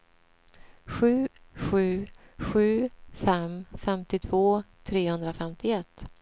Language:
Swedish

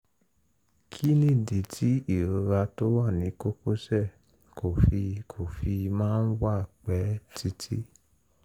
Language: Yoruba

